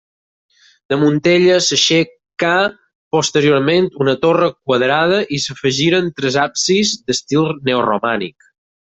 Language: Catalan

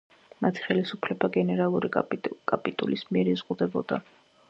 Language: Georgian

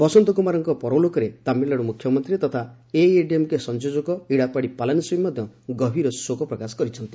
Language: Odia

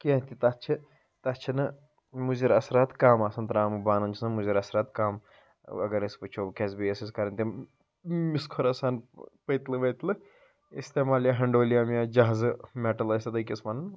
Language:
Kashmiri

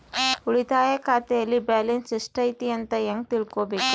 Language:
Kannada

